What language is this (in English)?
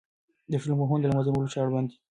Pashto